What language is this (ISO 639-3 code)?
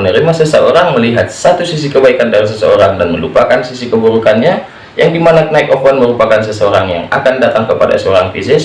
ind